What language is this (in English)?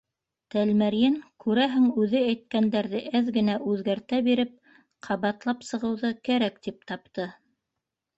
Bashkir